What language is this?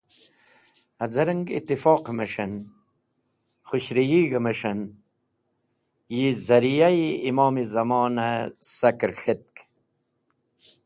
Wakhi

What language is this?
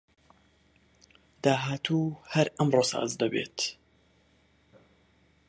Central Kurdish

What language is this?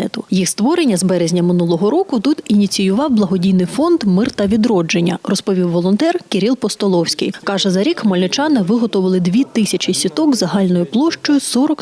Ukrainian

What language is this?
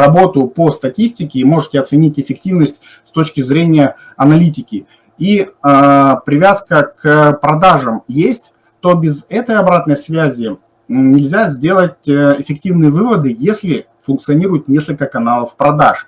Russian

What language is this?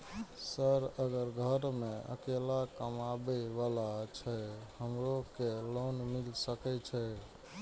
Maithili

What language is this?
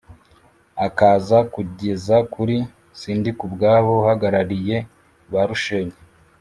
Kinyarwanda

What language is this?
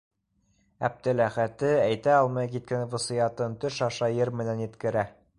Bashkir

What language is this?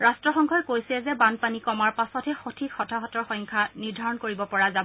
Assamese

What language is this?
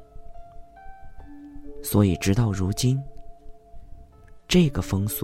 Chinese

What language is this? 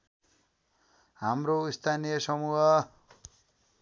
Nepali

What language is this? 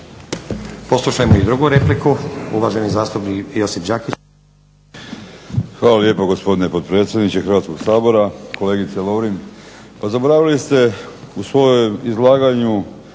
Croatian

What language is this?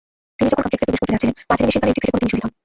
Bangla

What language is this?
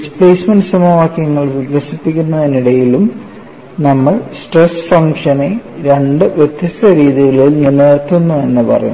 Malayalam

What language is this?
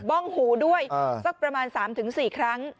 Thai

